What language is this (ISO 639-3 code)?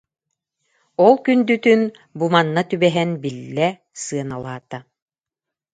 sah